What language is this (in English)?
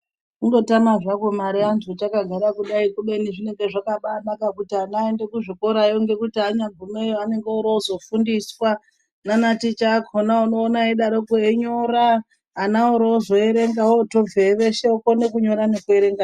Ndau